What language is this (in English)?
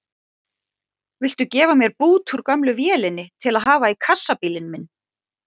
Icelandic